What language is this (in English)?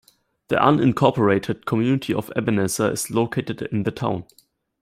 English